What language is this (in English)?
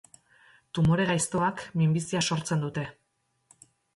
Basque